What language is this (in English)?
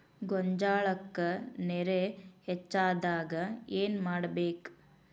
Kannada